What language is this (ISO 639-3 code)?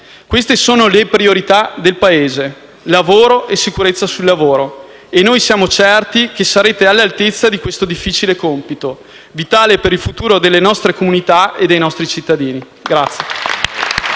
ita